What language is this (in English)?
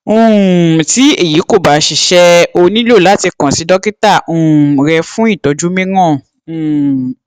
Yoruba